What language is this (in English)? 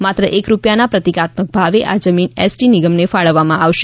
Gujarati